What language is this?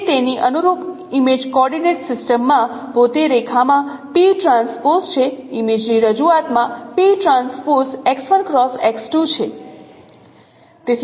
Gujarati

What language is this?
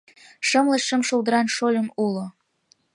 Mari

